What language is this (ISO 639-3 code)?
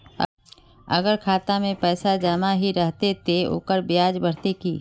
mag